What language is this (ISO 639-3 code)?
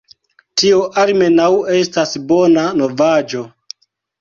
epo